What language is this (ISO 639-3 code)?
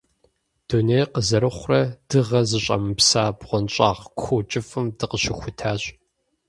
kbd